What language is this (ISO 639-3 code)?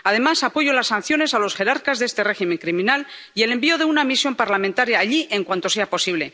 spa